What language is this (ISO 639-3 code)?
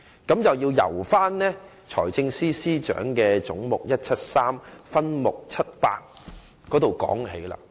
yue